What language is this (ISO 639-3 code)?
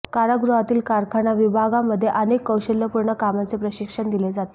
mar